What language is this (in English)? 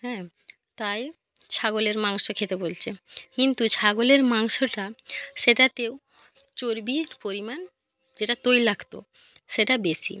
Bangla